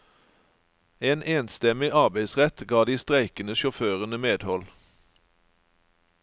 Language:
Norwegian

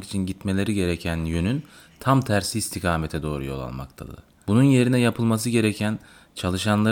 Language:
Turkish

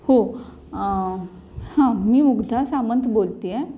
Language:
Marathi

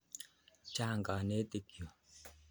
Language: Kalenjin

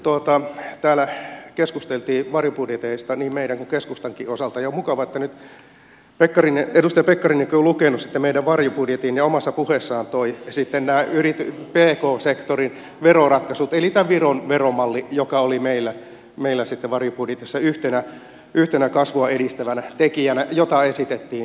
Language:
Finnish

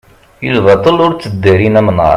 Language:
Kabyle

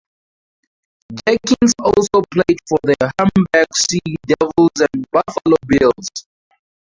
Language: English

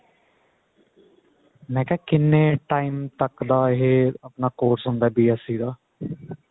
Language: Punjabi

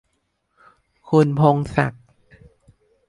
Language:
Thai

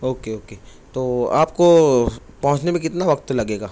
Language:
Urdu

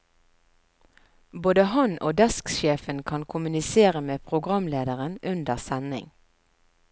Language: Norwegian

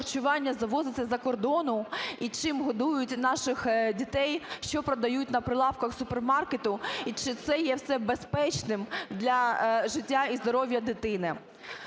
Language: Ukrainian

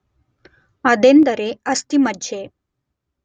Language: Kannada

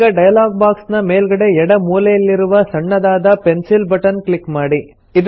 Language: Kannada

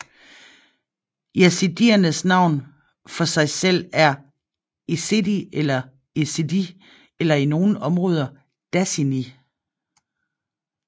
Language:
Danish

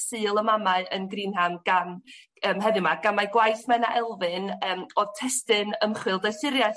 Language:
Welsh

